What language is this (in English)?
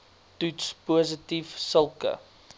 Afrikaans